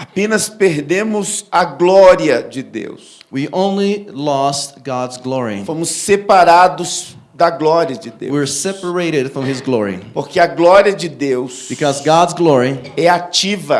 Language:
Portuguese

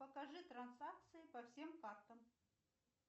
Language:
Russian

